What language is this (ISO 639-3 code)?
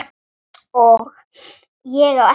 isl